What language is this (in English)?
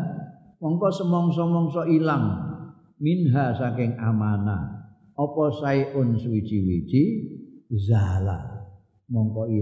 Indonesian